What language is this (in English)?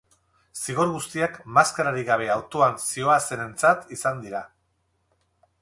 Basque